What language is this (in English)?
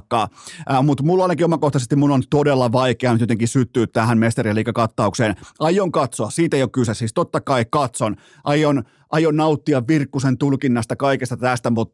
Finnish